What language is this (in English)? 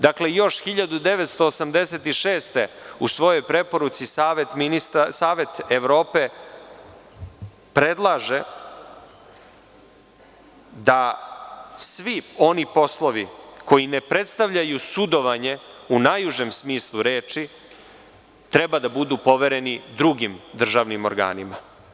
Serbian